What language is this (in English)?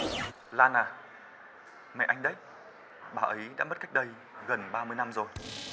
Vietnamese